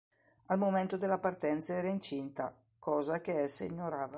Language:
Italian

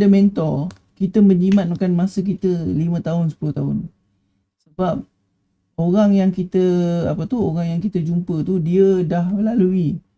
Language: Malay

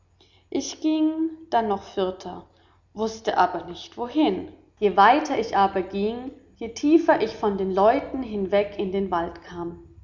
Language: German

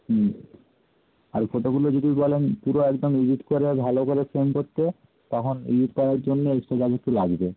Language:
Bangla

